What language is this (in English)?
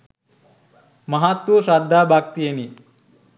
Sinhala